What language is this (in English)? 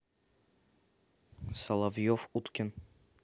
Russian